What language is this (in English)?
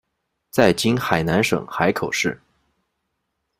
Chinese